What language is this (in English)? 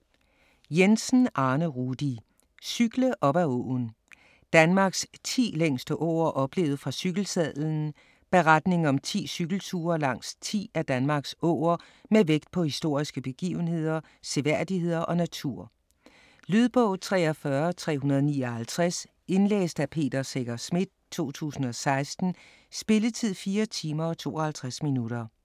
Danish